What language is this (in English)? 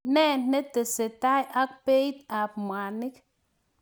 Kalenjin